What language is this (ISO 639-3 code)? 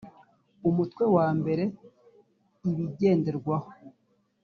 kin